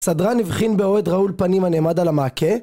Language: Hebrew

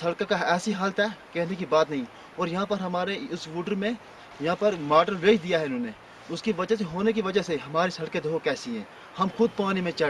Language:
English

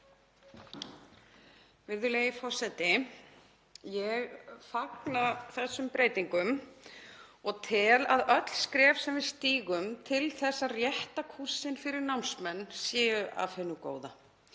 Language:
Icelandic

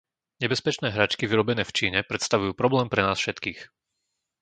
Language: Slovak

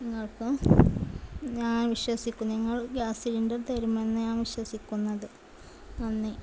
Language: Malayalam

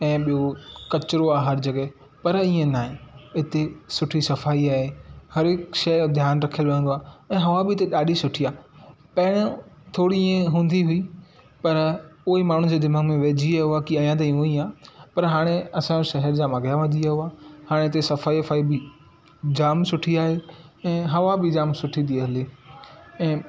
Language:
Sindhi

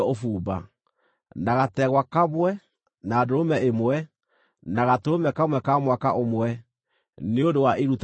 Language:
Kikuyu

